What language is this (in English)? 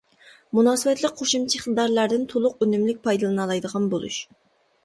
Uyghur